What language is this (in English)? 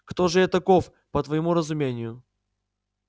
Russian